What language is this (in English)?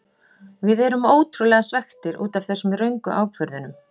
Icelandic